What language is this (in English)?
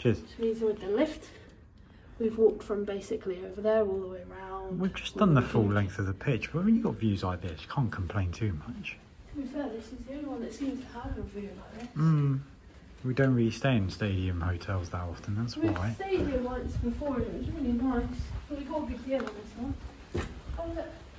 English